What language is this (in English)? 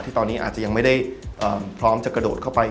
Thai